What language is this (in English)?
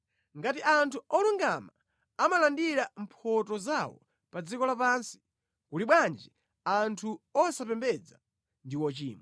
Nyanja